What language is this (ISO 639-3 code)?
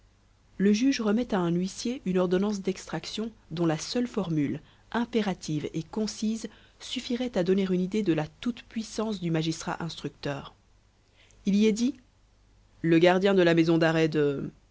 fra